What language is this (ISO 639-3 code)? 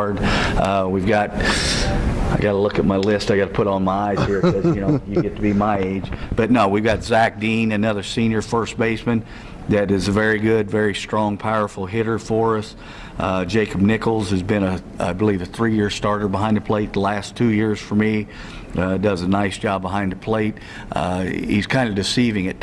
eng